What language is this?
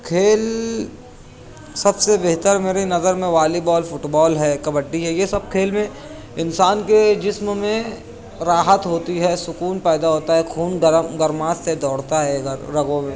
Urdu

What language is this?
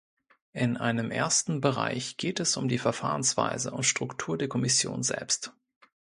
German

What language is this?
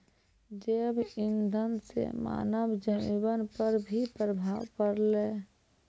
Maithili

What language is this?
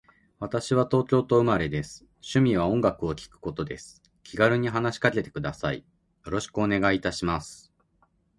Japanese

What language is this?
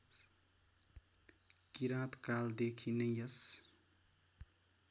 Nepali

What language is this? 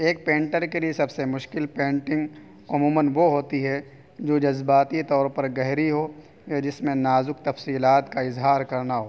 Urdu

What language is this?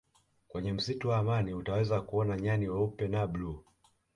Swahili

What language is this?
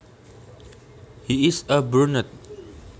Javanese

